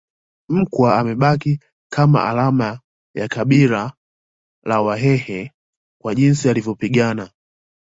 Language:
Swahili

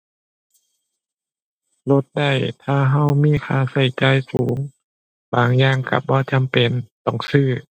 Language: Thai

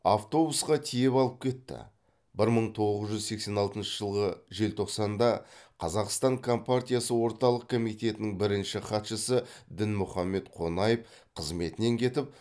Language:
Kazakh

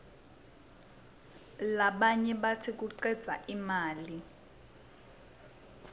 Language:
Swati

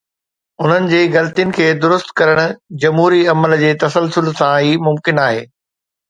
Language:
Sindhi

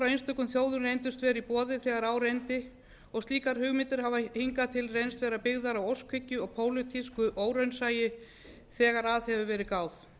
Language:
Icelandic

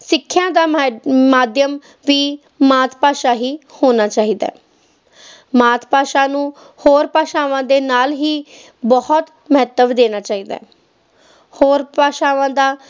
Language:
Punjabi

